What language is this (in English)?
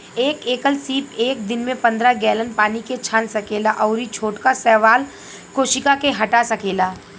Bhojpuri